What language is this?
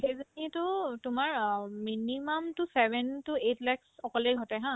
Assamese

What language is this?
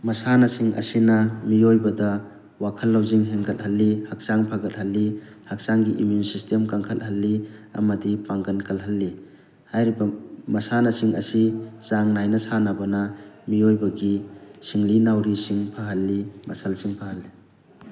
Manipuri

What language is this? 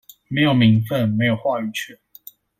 Chinese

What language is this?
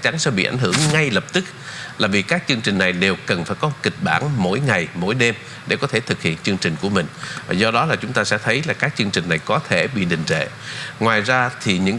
Vietnamese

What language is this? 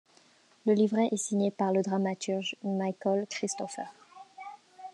French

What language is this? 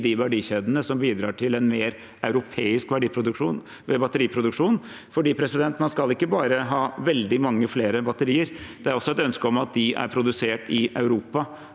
Norwegian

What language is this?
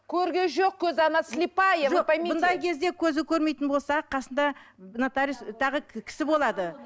Kazakh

